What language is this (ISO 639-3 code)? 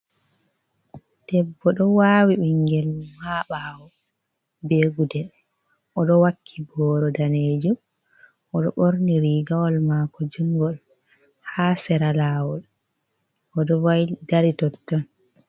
ful